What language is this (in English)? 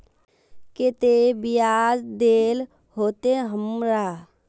Magahi